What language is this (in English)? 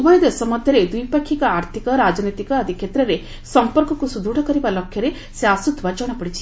Odia